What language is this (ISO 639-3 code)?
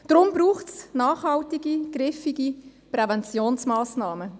gsw